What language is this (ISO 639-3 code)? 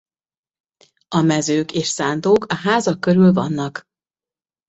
hun